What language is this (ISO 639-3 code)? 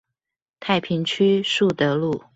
zho